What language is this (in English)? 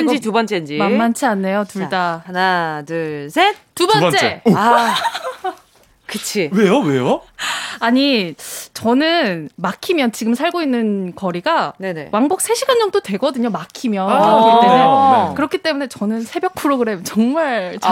Korean